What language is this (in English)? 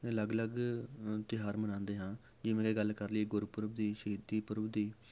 Punjabi